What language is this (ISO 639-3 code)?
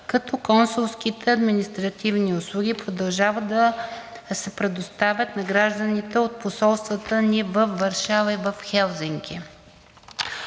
bul